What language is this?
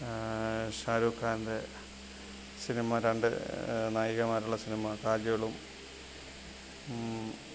Malayalam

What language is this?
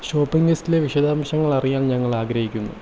Malayalam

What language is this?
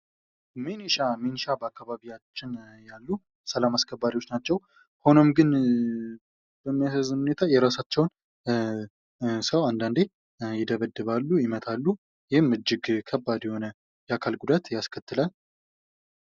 Amharic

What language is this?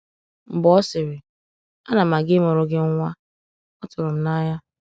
Igbo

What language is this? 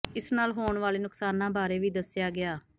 Punjabi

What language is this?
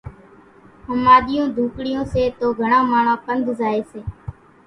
Kachi Koli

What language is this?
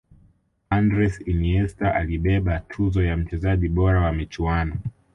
Swahili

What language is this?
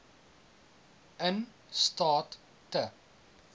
Afrikaans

